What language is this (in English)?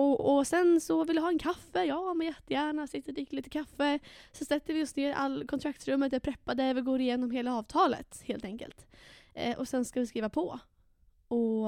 Swedish